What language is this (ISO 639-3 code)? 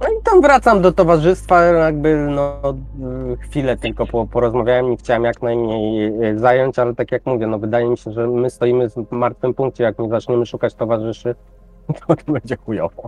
pol